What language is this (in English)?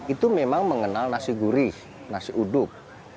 Indonesian